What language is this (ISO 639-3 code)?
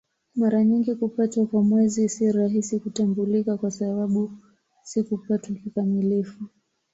swa